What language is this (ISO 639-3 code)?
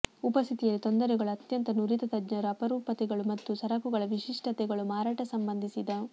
kan